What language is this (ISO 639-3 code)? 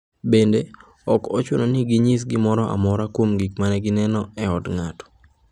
luo